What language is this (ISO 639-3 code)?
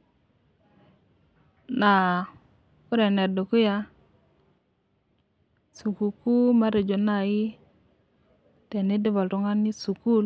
mas